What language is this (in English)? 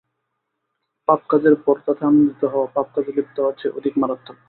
Bangla